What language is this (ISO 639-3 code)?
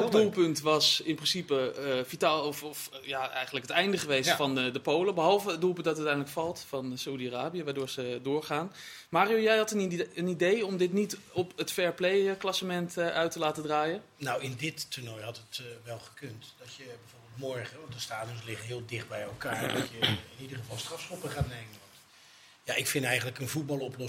nld